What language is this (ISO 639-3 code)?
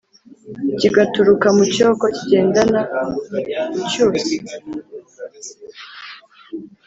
kin